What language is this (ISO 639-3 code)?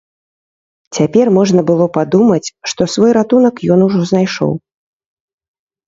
bel